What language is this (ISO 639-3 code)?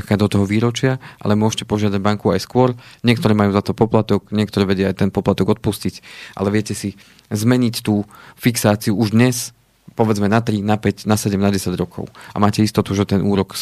slk